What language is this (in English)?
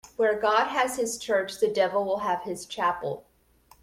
English